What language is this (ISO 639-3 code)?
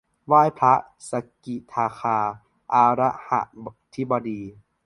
tha